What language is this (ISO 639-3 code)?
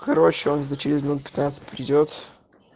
rus